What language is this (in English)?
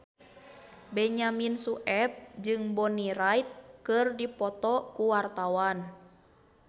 Sundanese